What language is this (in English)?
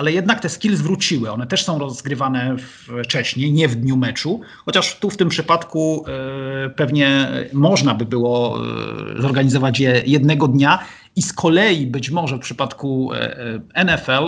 Polish